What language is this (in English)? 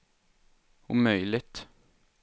Swedish